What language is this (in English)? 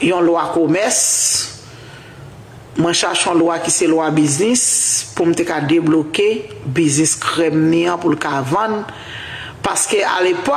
French